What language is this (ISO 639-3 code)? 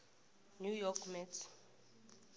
nbl